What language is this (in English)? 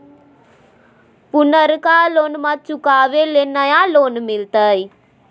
Magahi